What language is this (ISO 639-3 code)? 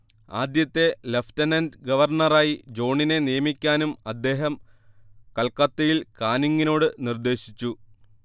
mal